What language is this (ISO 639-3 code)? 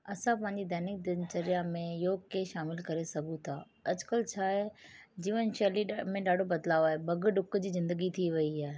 snd